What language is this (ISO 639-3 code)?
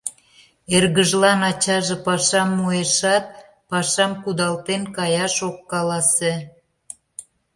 chm